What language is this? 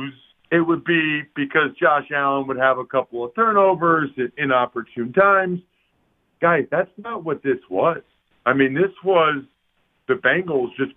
English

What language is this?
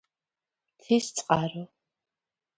Georgian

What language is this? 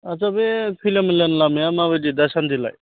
Bodo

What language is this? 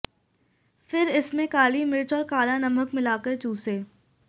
Hindi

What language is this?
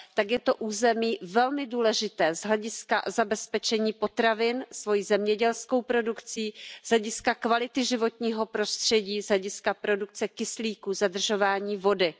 Czech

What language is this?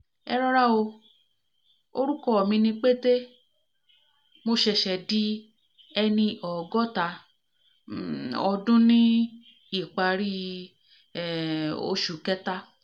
Yoruba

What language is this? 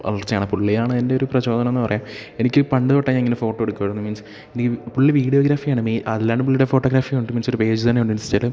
Malayalam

